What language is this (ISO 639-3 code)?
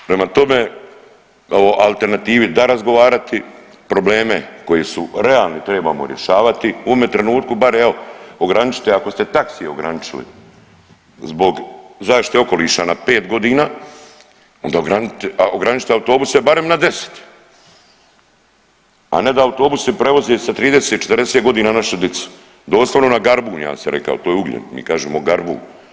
hrv